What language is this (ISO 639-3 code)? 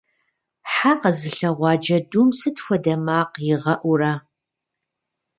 kbd